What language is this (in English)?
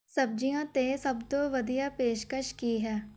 Punjabi